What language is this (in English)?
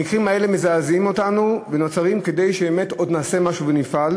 Hebrew